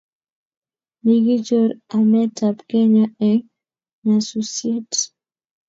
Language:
Kalenjin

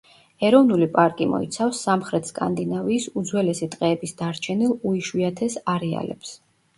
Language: Georgian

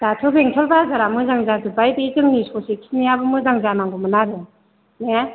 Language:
Bodo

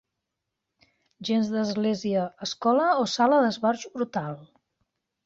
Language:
Catalan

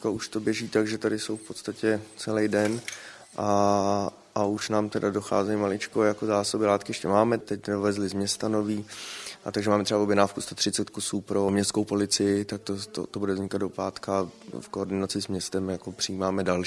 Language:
Czech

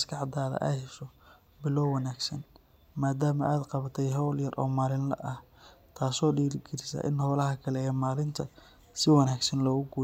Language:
Somali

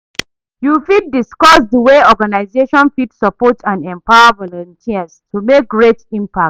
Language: Nigerian Pidgin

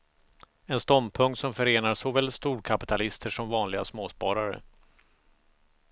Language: Swedish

